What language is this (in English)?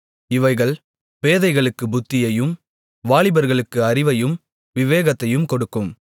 Tamil